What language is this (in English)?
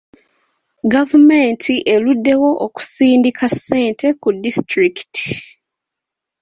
Ganda